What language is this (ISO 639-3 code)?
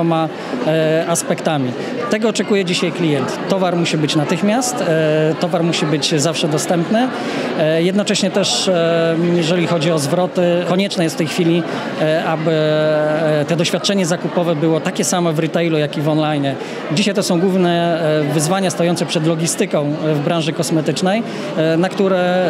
pol